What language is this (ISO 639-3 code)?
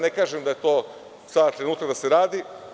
srp